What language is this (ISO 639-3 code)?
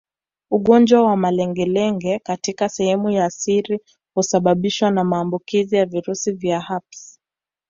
swa